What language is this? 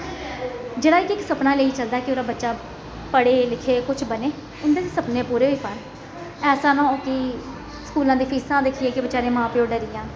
Dogri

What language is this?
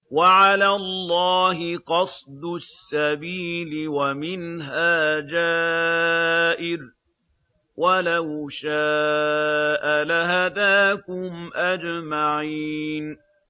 Arabic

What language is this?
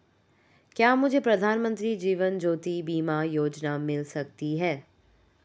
Hindi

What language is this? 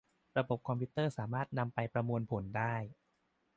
Thai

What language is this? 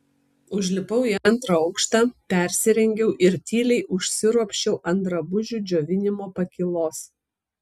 Lithuanian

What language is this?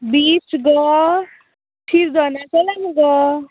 Konkani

